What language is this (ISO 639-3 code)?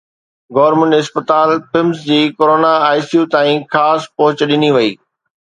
snd